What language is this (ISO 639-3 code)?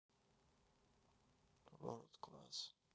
rus